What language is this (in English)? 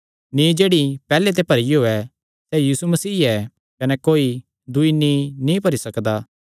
Kangri